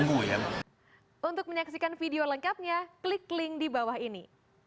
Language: Indonesian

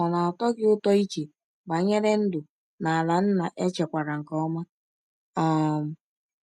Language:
Igbo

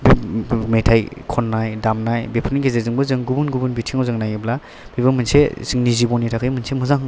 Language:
Bodo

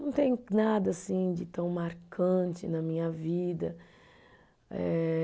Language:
Portuguese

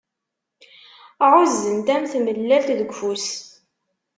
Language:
Kabyle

